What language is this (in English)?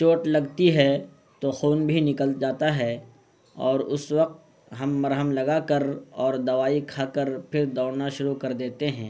Urdu